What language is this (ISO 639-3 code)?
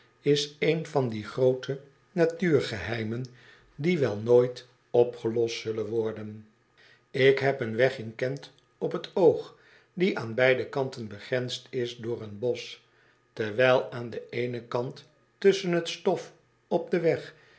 nld